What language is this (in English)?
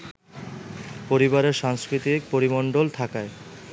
Bangla